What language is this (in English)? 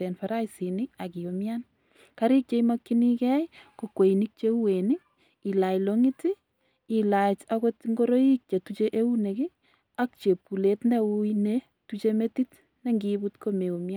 Kalenjin